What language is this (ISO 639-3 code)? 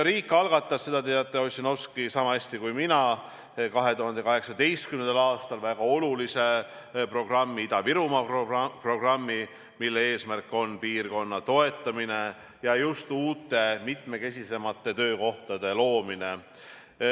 est